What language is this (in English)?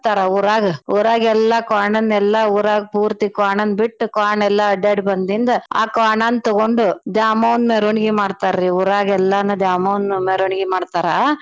Kannada